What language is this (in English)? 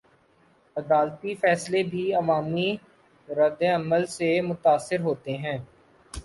Urdu